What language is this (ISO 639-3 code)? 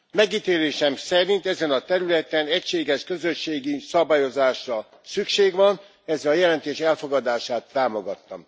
hun